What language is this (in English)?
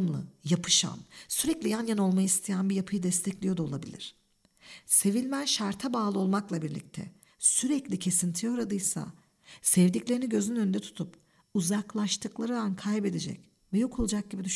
Turkish